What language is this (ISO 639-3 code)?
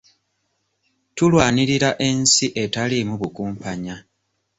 lug